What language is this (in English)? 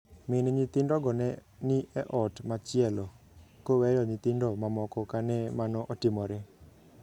Luo (Kenya and Tanzania)